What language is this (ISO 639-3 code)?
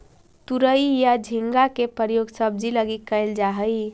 mag